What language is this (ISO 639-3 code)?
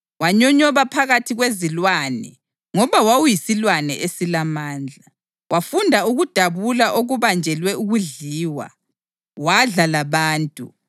nde